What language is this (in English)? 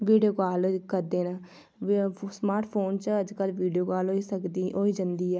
Dogri